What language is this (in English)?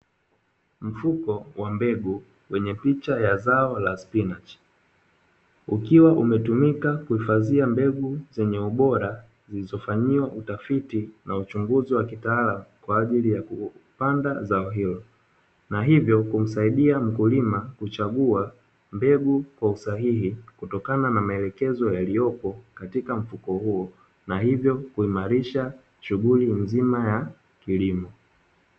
Swahili